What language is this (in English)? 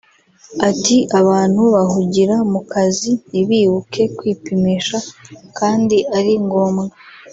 Kinyarwanda